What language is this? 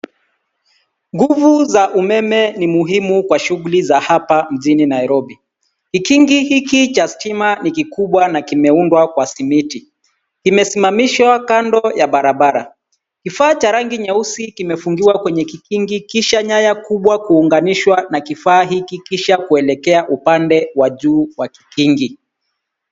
Swahili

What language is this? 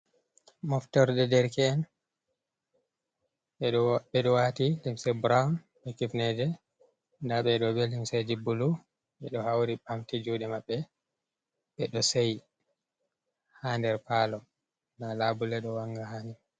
Fula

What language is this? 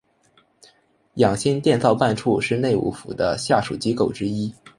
Chinese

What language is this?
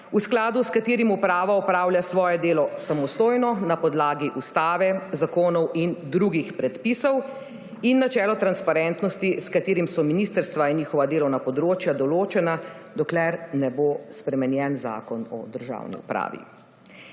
Slovenian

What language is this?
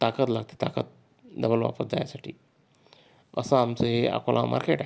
Marathi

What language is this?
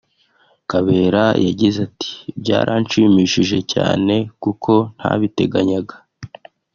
Kinyarwanda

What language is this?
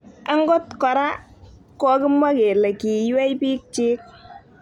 Kalenjin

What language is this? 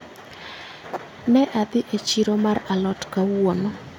Luo (Kenya and Tanzania)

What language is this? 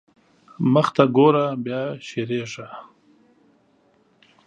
Pashto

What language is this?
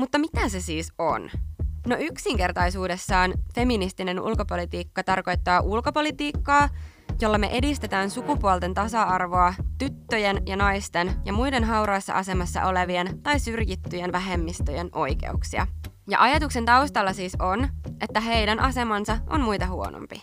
Finnish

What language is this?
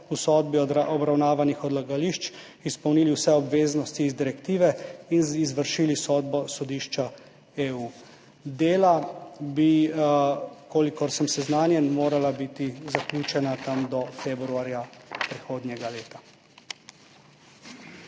Slovenian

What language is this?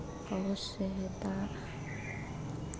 Hindi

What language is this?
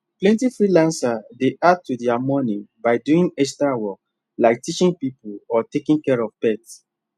Nigerian Pidgin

